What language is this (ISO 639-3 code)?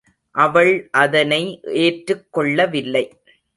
tam